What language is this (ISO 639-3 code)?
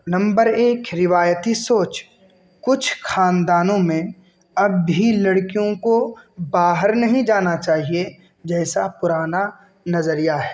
urd